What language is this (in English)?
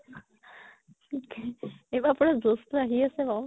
Assamese